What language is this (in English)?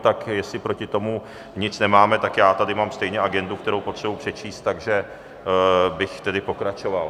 Czech